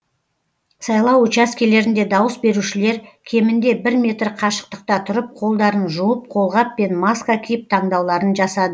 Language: Kazakh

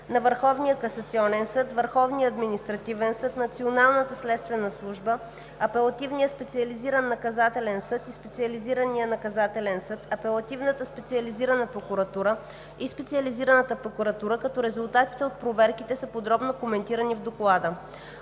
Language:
Bulgarian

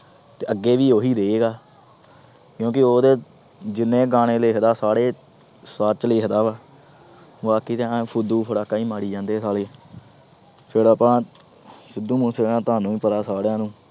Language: Punjabi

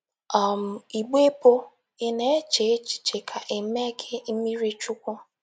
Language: Igbo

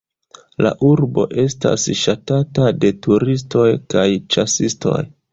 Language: Esperanto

